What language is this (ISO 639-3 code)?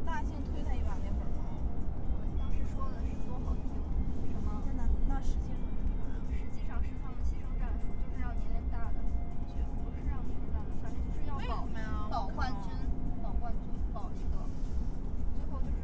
zho